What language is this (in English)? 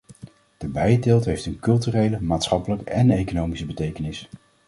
Dutch